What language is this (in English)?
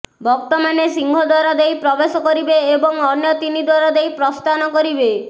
Odia